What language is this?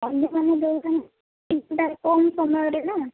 Odia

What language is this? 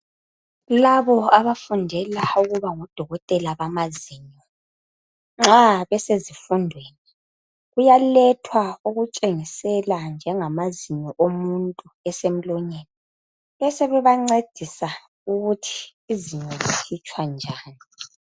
North Ndebele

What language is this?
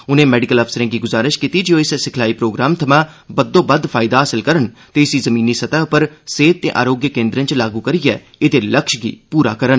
Dogri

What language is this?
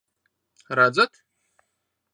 Latvian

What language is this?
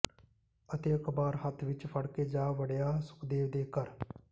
Punjabi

